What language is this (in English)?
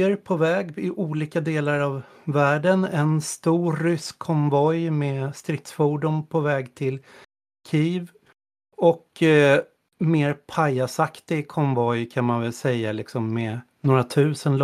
Swedish